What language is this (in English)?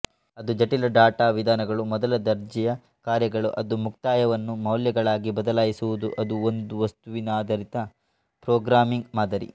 Kannada